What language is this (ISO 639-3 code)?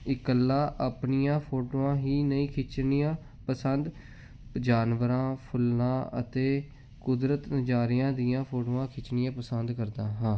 pan